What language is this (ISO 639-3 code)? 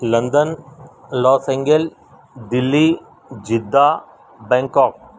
urd